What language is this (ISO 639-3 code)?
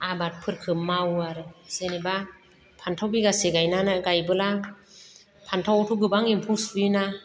brx